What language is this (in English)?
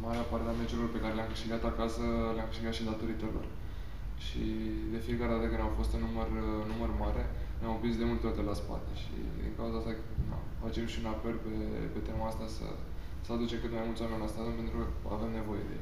Romanian